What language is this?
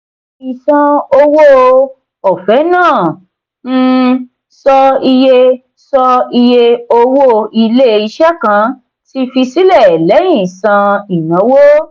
Yoruba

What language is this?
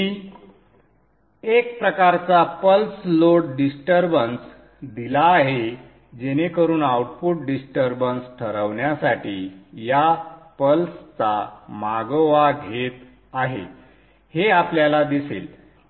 Marathi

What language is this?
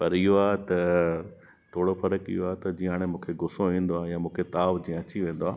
Sindhi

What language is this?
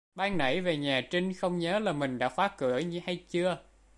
Vietnamese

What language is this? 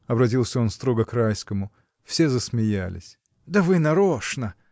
Russian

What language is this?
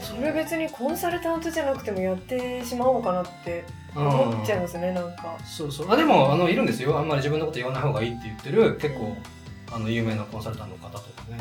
Japanese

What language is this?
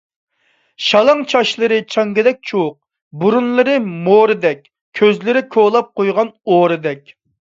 Uyghur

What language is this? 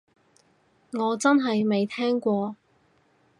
Cantonese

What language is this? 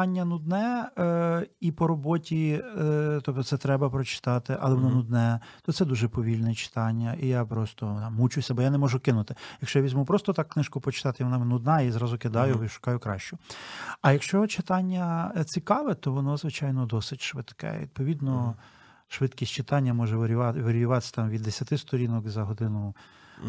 Ukrainian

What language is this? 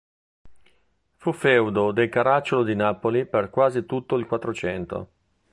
Italian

